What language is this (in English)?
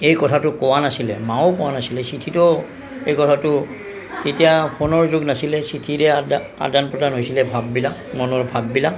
Assamese